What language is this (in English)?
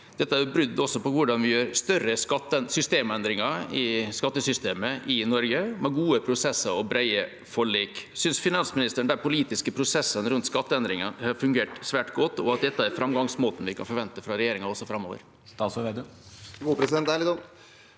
Norwegian